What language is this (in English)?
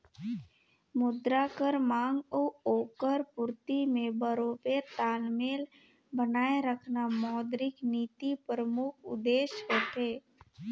Chhattisgarhi